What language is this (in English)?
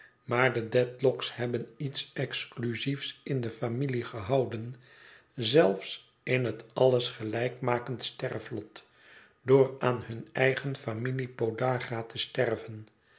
Dutch